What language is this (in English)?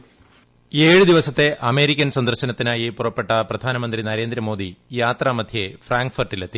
Malayalam